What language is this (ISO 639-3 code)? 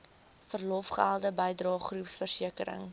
afr